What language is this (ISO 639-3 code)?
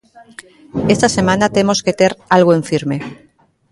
glg